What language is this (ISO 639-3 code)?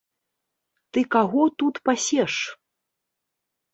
bel